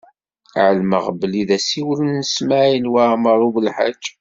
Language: Kabyle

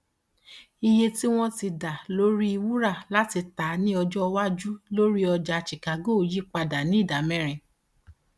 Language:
Yoruba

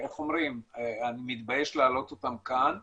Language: Hebrew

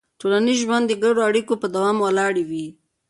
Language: Pashto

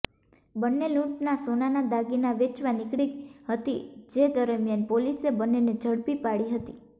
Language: Gujarati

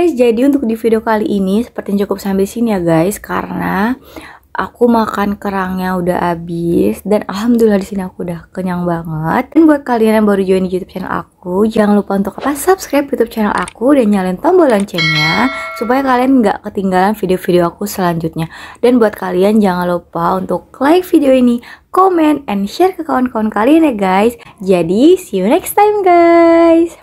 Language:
Indonesian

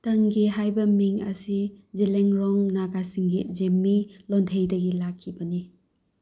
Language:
Manipuri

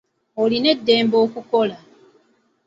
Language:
Ganda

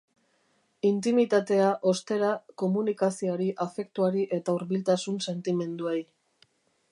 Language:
Basque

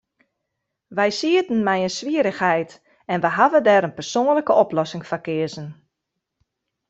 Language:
Western Frisian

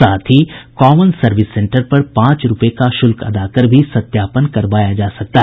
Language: Hindi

